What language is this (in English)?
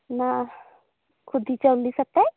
Santali